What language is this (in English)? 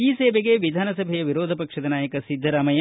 Kannada